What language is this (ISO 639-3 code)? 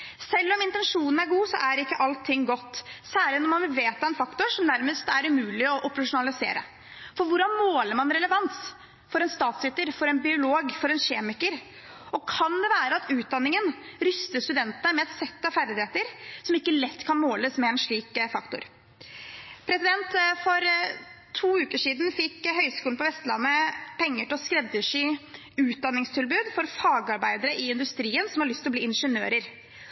nob